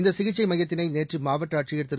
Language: Tamil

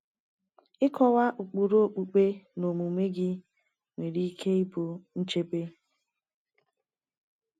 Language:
Igbo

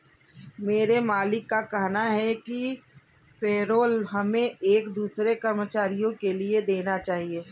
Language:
Hindi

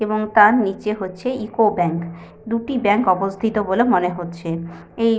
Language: Bangla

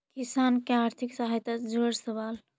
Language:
Magahi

